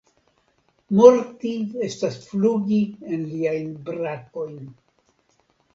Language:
Esperanto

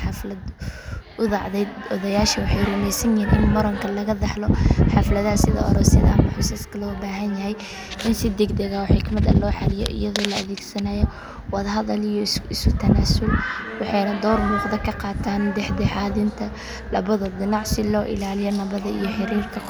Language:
Somali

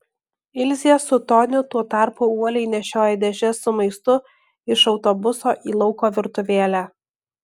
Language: Lithuanian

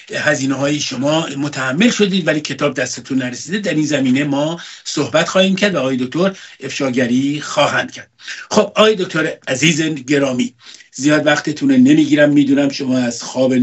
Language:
Persian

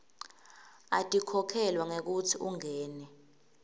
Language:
Swati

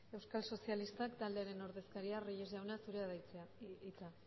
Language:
Basque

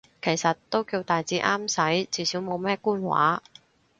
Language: Cantonese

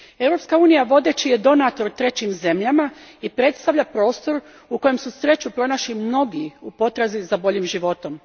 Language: Croatian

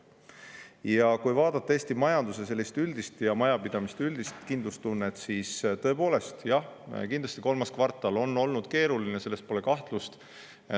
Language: Estonian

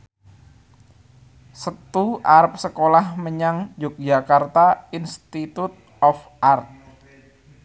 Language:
Javanese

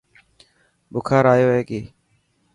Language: Dhatki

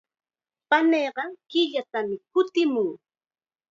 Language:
Chiquián Ancash Quechua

